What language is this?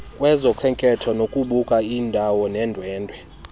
Xhosa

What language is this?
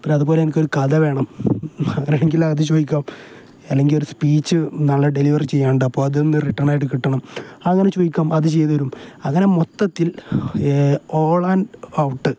Malayalam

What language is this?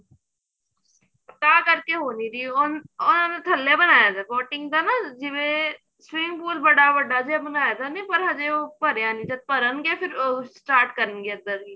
Punjabi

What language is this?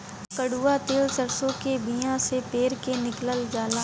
Bhojpuri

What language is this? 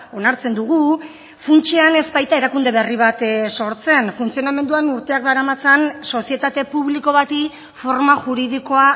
Basque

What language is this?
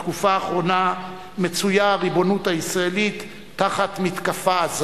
Hebrew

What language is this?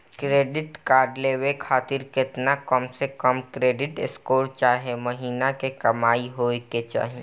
Bhojpuri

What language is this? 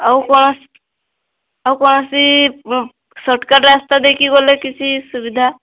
Odia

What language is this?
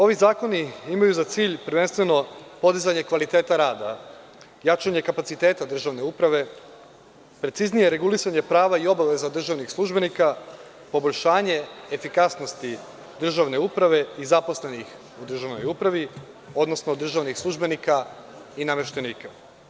Serbian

